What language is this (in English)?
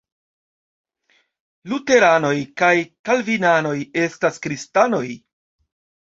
Esperanto